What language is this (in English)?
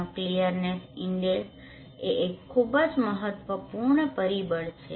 Gujarati